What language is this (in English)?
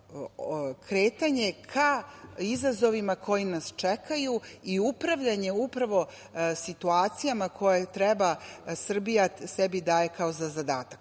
Serbian